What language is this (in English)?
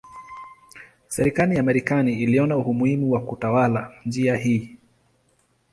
Swahili